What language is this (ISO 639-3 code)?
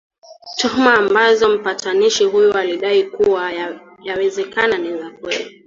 swa